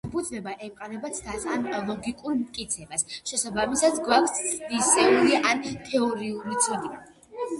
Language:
Georgian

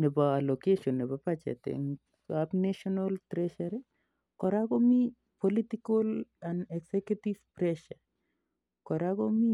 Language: Kalenjin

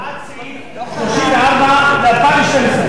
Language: Hebrew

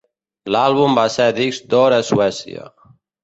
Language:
Catalan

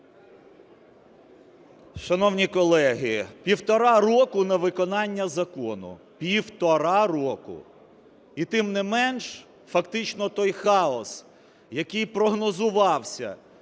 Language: Ukrainian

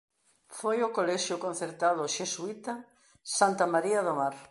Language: Galician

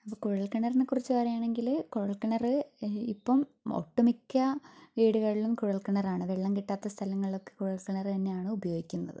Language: Malayalam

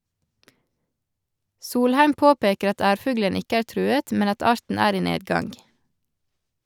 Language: Norwegian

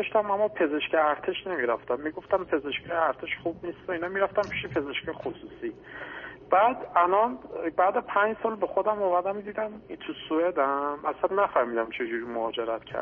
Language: Persian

